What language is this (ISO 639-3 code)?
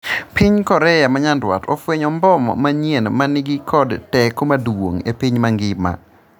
luo